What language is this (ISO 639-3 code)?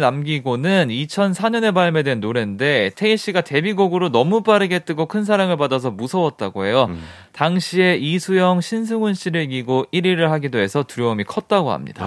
kor